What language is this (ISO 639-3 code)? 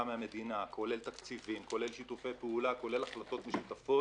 heb